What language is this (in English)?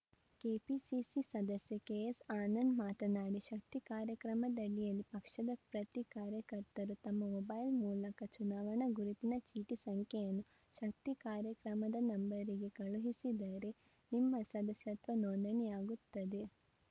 Kannada